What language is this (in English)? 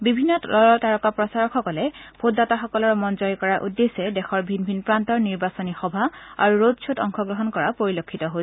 Assamese